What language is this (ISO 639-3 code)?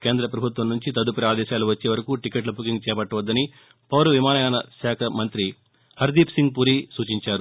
tel